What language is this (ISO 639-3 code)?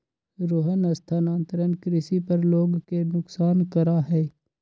mag